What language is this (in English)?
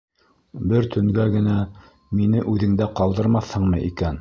Bashkir